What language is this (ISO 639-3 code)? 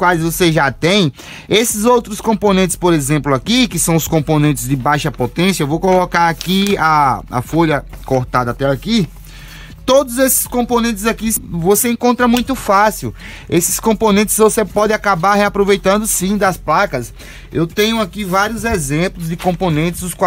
por